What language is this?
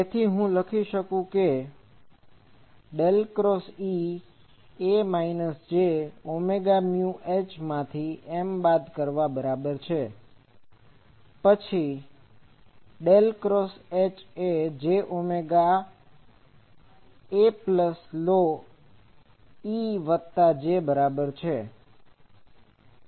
Gujarati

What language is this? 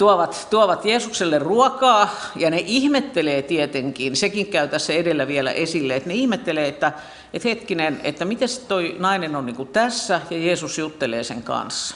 Finnish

